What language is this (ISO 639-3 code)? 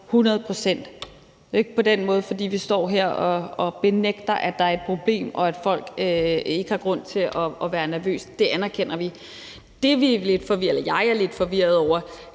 dan